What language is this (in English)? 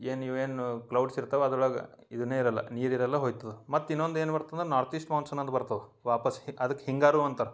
Kannada